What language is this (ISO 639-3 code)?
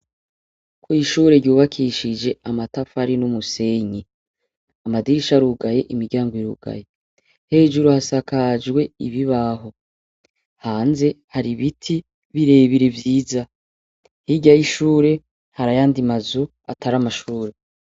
run